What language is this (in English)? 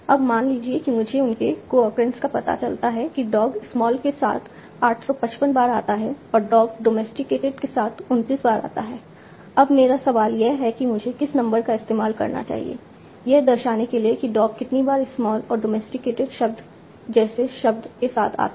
Hindi